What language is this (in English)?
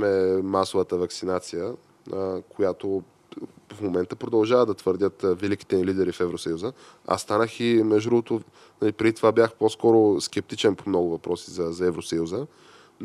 Bulgarian